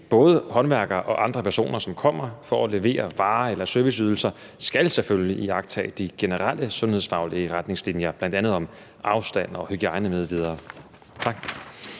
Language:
Danish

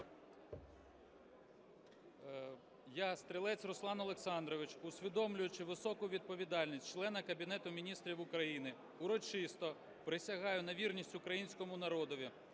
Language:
Ukrainian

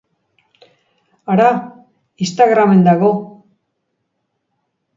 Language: Basque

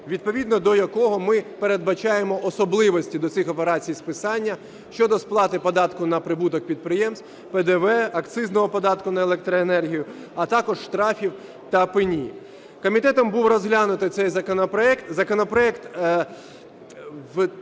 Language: Ukrainian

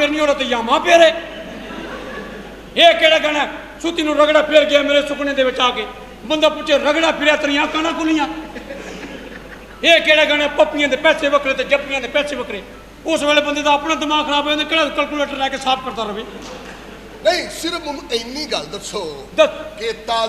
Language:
Punjabi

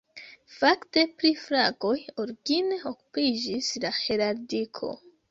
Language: Esperanto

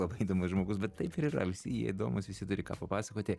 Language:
Lithuanian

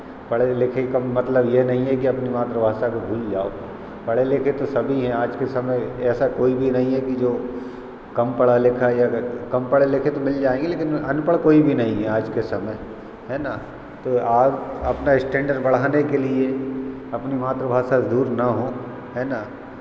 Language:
Hindi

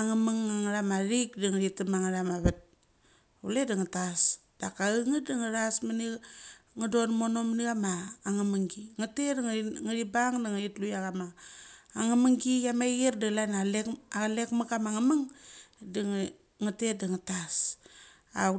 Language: Mali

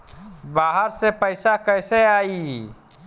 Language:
Bhojpuri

